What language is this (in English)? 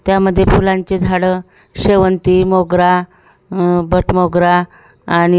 Marathi